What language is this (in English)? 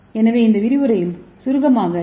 Tamil